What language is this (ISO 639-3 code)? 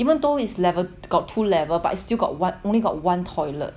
eng